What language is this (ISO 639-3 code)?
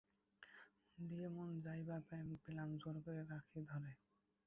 ben